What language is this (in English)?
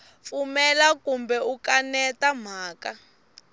Tsonga